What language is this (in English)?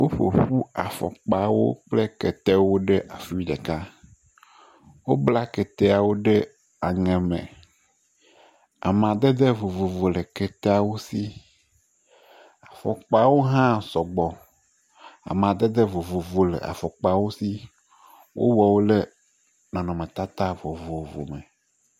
Ewe